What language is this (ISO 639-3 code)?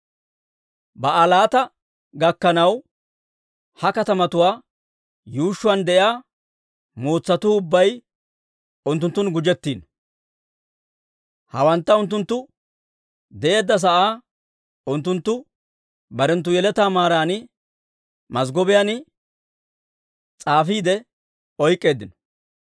dwr